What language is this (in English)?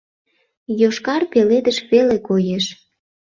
Mari